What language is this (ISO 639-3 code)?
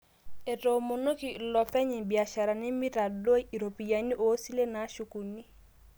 mas